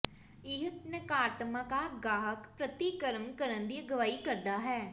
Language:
Punjabi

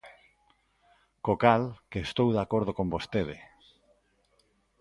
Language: Galician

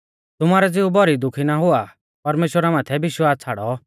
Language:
Mahasu Pahari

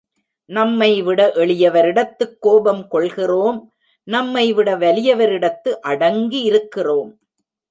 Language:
Tamil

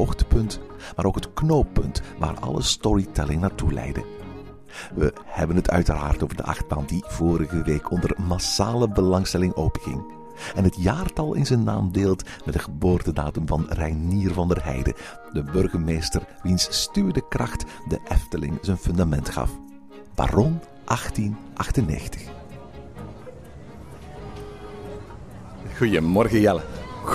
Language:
Dutch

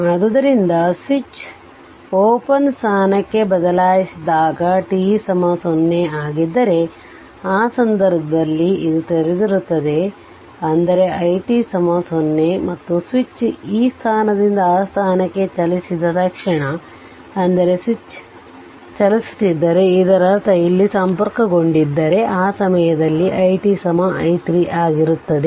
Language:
Kannada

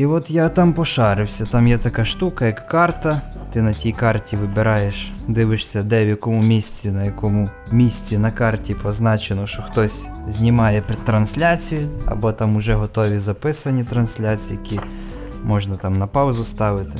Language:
Ukrainian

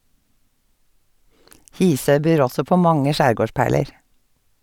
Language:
Norwegian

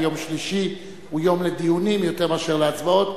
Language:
Hebrew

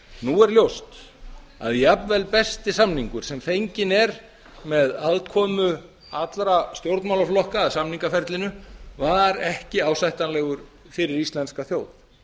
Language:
Icelandic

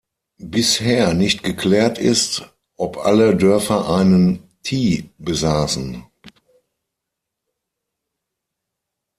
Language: German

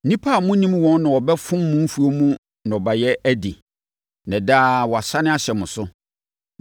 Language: Akan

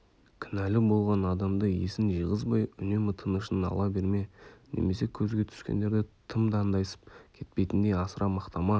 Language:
Kazakh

